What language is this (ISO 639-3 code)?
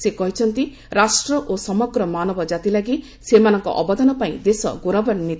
ori